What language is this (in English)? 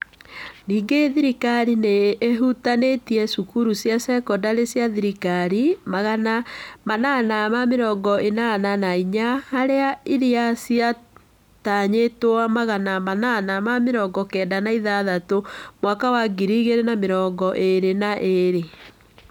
Kikuyu